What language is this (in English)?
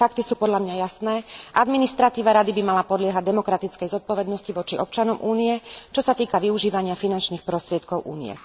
Slovak